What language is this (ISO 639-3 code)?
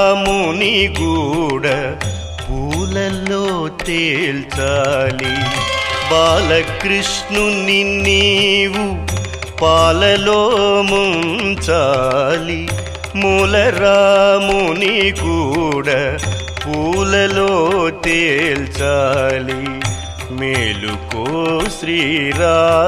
ron